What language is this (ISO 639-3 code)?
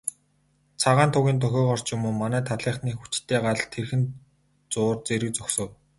mon